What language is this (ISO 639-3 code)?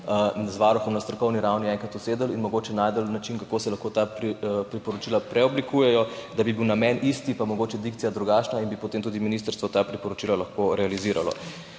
slv